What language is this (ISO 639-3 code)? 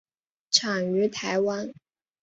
zho